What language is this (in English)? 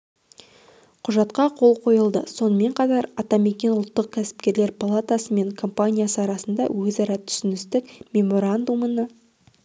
Kazakh